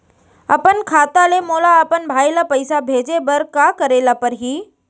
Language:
Chhattisgarhi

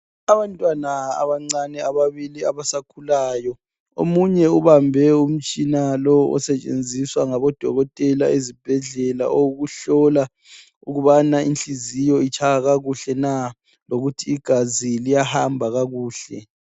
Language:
North Ndebele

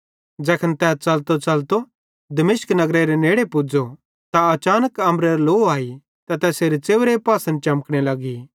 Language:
Bhadrawahi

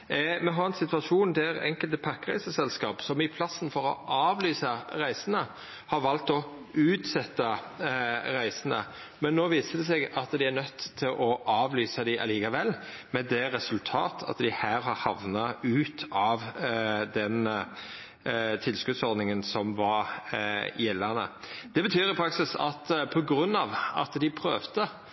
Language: Norwegian Nynorsk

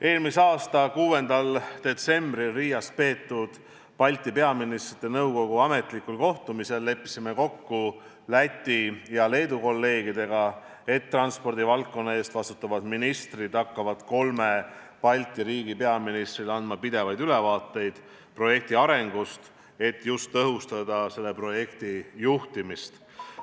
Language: Estonian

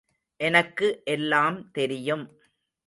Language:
Tamil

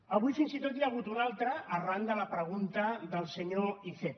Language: Catalan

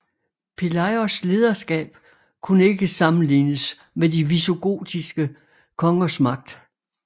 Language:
Danish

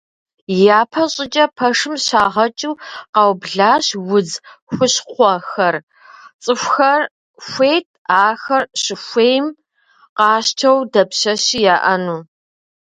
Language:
Kabardian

